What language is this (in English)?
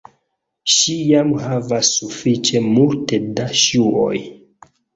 Esperanto